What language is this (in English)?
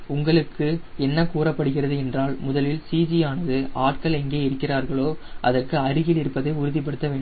Tamil